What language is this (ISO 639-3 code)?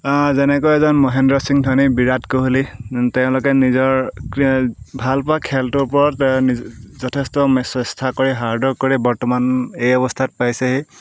asm